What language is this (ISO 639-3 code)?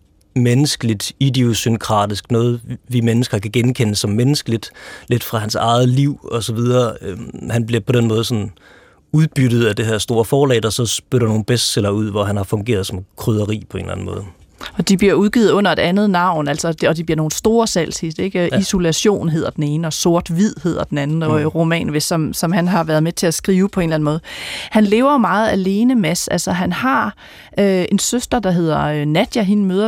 dan